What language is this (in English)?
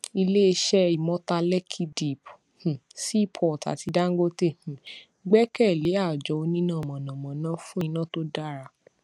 Yoruba